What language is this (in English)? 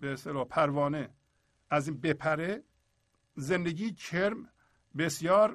Persian